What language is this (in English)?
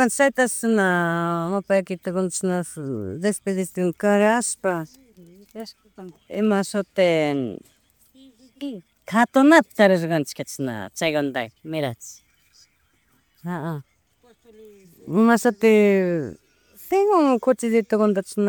Chimborazo Highland Quichua